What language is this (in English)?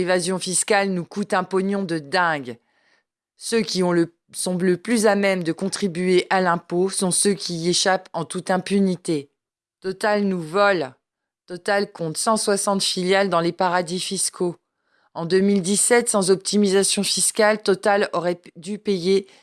French